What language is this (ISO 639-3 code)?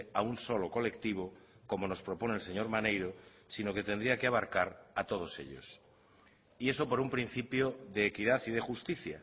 spa